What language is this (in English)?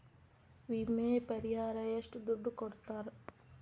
Kannada